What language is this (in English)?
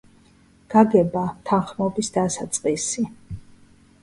Georgian